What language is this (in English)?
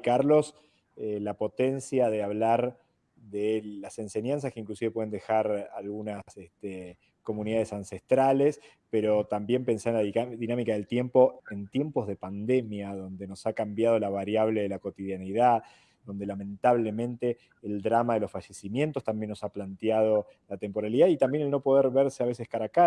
Spanish